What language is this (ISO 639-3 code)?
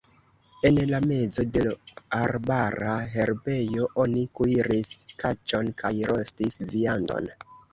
epo